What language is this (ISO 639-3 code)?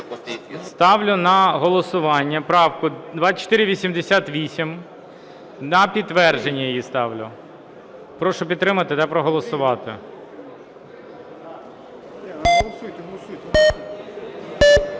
ukr